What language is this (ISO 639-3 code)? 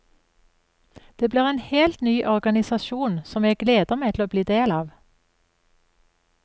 nor